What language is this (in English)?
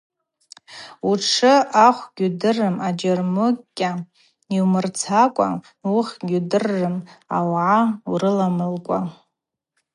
Abaza